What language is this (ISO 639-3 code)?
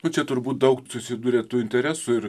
lit